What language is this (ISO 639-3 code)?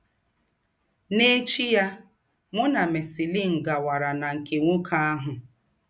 ibo